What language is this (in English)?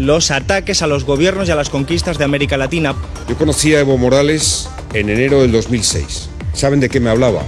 Spanish